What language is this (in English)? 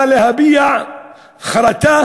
Hebrew